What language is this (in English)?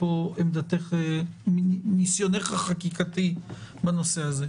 Hebrew